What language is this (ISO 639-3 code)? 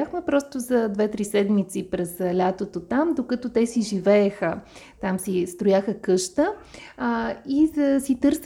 bul